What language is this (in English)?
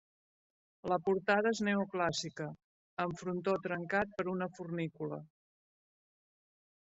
Catalan